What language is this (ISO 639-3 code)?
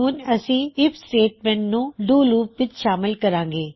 pan